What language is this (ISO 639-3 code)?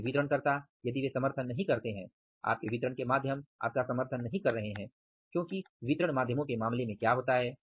hin